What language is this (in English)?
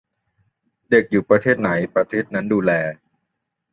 Thai